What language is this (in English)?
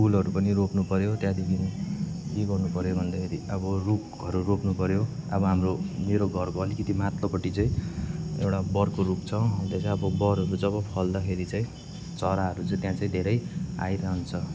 Nepali